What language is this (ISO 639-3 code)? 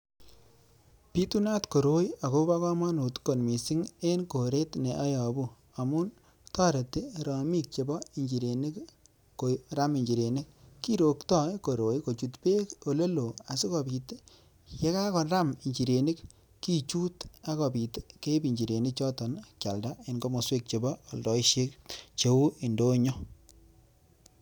kln